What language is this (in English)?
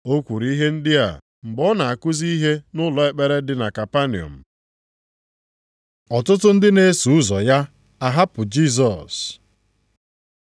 Igbo